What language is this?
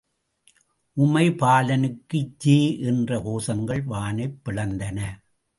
Tamil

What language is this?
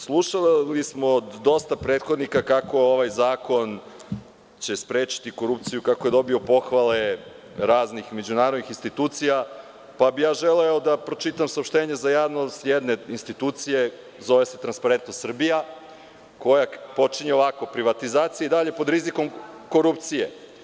Serbian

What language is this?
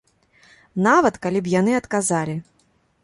Belarusian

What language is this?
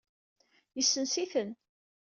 Kabyle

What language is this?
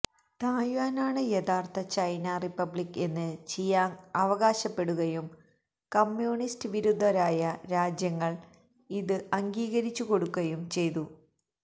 Malayalam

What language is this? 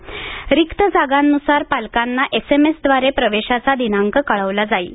Marathi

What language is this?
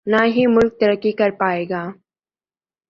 Urdu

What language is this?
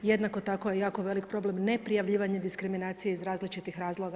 Croatian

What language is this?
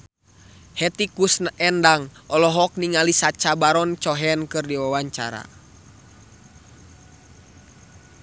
Sundanese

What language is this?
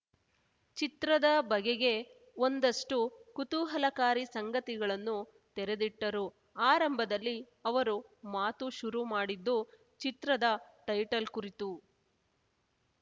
Kannada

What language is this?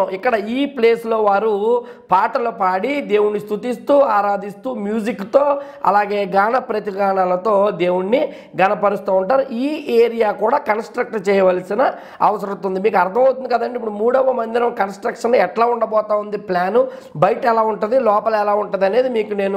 Telugu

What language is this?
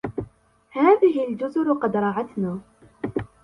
Arabic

